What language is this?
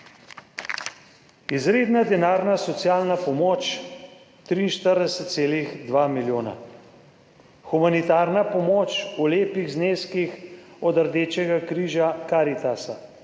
Slovenian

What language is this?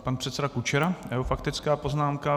Czech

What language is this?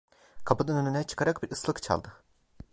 Turkish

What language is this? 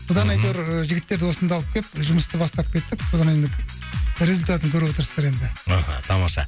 Kazakh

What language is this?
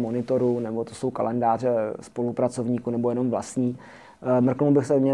Czech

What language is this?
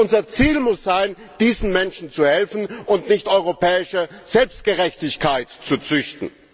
German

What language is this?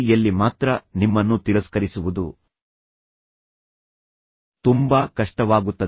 Kannada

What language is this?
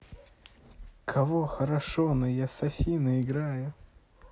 Russian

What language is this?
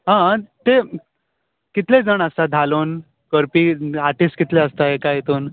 Konkani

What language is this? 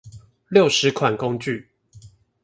Chinese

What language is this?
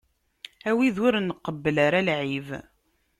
Kabyle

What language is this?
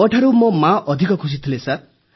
Odia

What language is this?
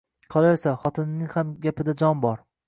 Uzbek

